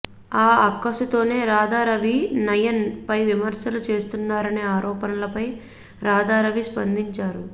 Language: Telugu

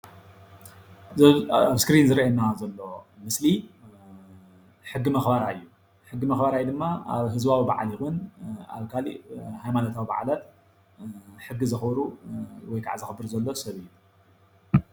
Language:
Tigrinya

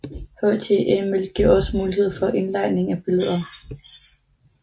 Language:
Danish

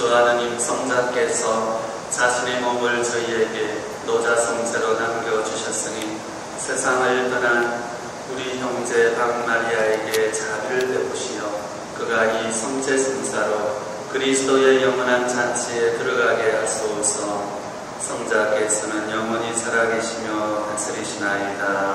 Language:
Korean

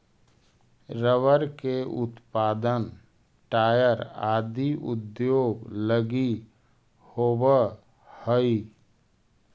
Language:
Magahi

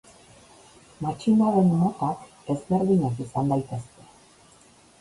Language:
Basque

